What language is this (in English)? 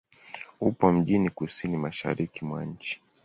Swahili